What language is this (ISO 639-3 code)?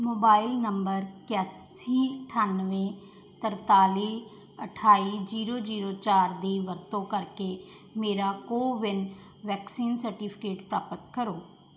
pan